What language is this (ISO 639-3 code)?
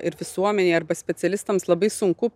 lit